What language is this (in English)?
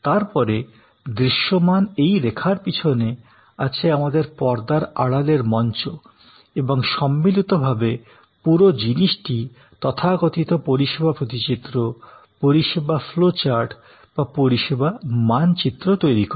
Bangla